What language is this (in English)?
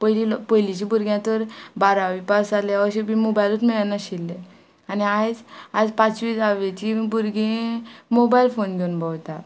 Konkani